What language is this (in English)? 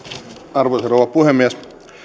Finnish